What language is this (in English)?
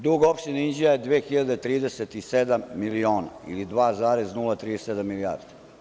Serbian